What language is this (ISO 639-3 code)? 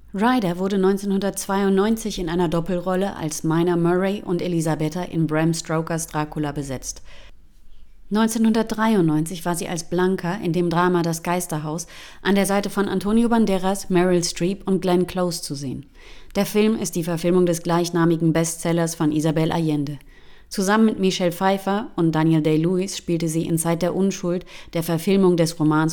deu